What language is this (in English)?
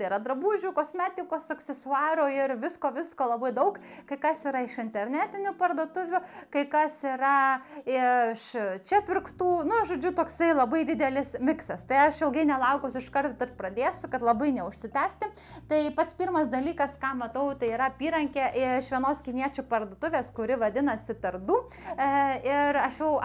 Lithuanian